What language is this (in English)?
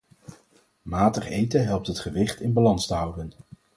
Dutch